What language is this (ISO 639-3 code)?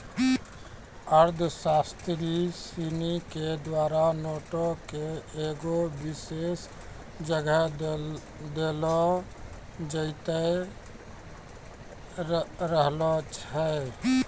mai